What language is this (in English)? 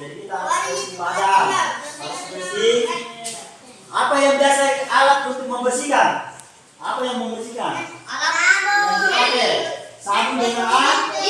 Indonesian